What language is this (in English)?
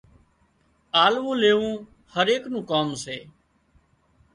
Wadiyara Koli